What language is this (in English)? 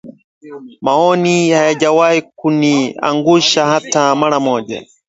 Swahili